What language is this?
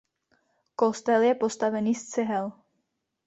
Czech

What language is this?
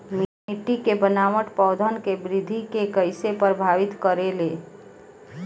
Bhojpuri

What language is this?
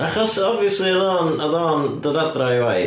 Welsh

